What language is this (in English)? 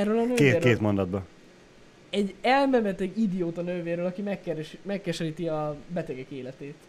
Hungarian